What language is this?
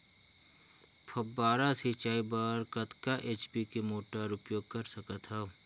Chhattisgarhi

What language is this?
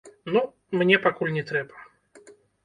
Belarusian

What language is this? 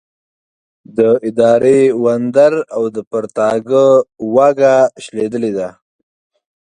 Pashto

